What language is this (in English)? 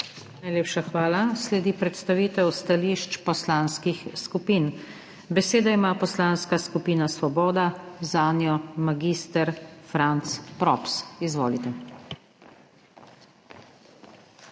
Slovenian